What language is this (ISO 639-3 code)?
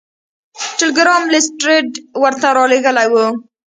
pus